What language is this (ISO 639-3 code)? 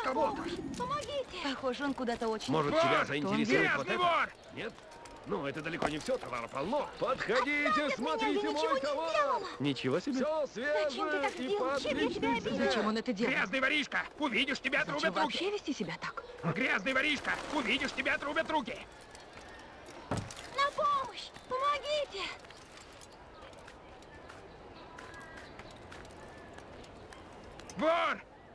rus